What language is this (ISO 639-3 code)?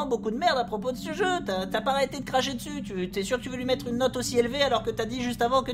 fra